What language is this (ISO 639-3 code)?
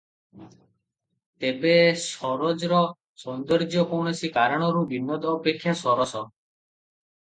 ori